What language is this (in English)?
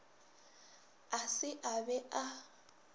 Northern Sotho